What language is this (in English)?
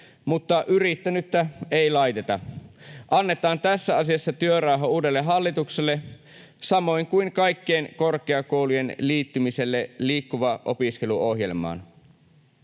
Finnish